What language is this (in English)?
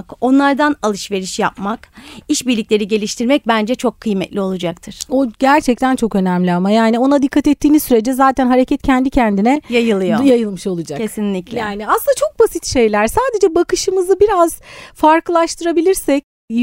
Turkish